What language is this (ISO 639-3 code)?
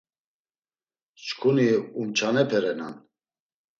lzz